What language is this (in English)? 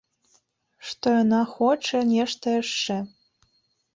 Belarusian